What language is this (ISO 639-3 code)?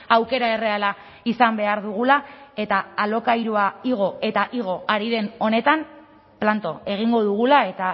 eus